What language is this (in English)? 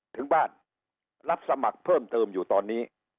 Thai